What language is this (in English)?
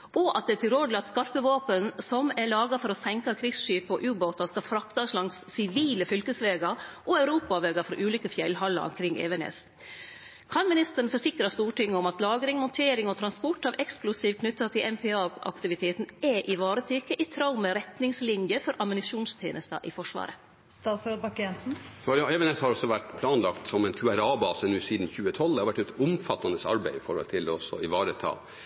Norwegian